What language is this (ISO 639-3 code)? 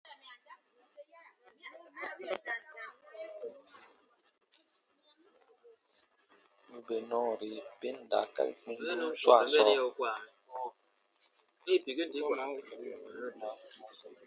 bba